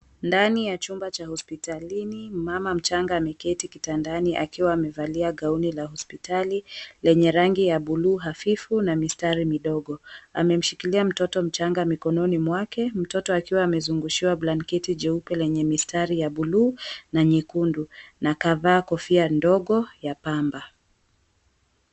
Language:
Swahili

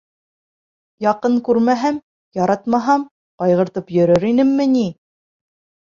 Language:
Bashkir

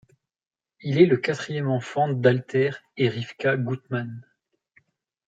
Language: French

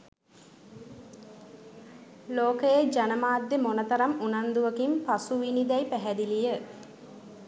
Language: Sinhala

